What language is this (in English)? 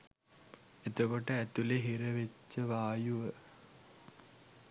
Sinhala